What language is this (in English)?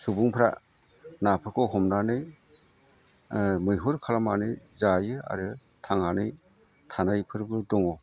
Bodo